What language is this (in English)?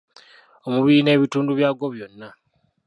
Ganda